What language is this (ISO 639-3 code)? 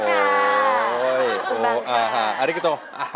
tha